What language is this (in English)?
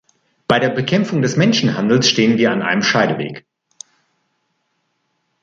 German